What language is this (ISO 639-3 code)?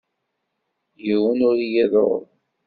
kab